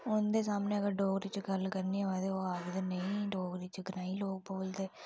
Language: Dogri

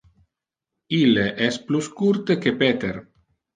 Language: Interlingua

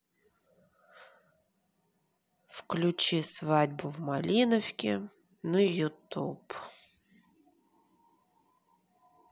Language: Russian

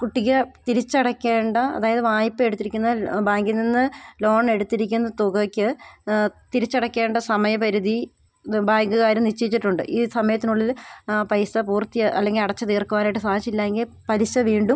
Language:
Malayalam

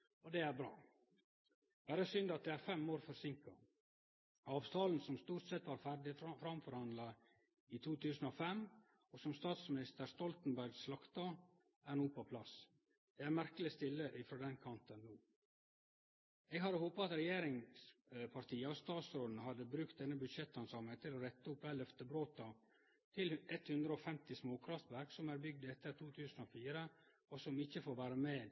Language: Norwegian Nynorsk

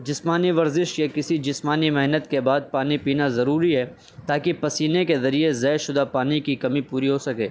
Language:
Urdu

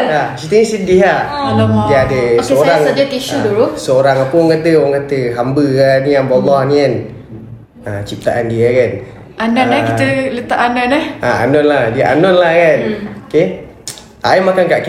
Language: Malay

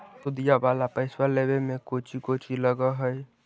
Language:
Magahi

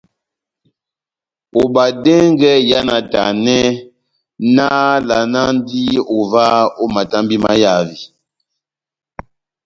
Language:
Batanga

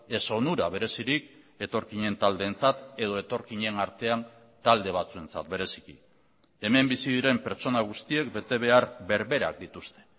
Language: Basque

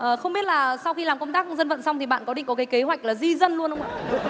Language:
Vietnamese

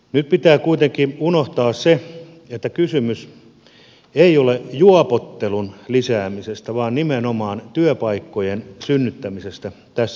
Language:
Finnish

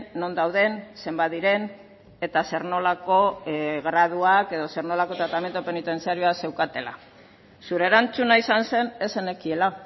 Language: Basque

